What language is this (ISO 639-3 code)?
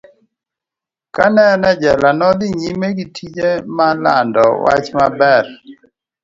luo